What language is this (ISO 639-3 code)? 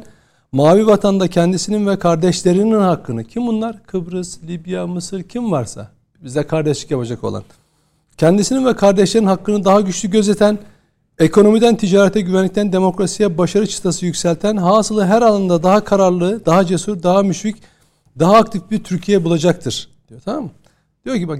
tur